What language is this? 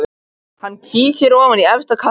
Icelandic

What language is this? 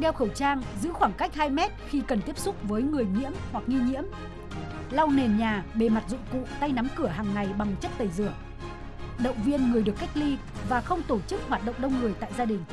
Vietnamese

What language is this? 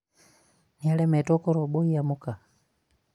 Kikuyu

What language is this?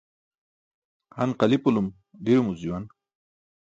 Burushaski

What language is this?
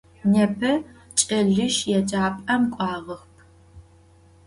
Adyghe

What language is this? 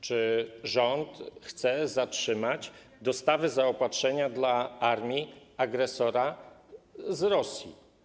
Polish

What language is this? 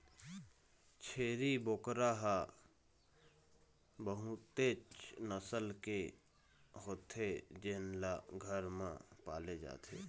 Chhattisgarhi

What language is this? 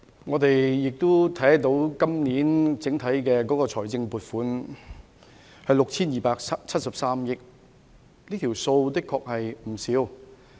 Cantonese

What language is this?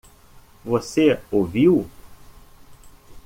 Portuguese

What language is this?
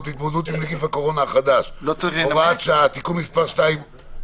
Hebrew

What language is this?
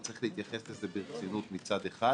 Hebrew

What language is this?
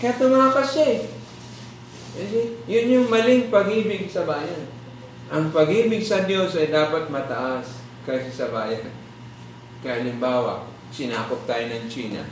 Filipino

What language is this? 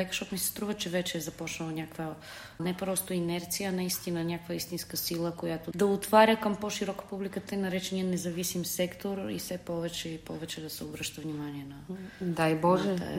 Bulgarian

